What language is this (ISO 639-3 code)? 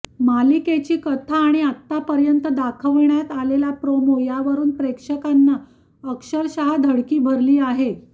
mar